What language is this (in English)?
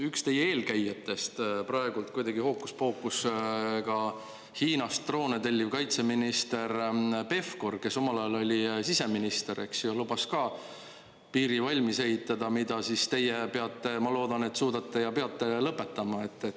Estonian